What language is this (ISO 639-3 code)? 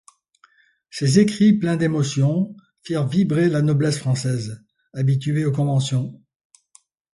fra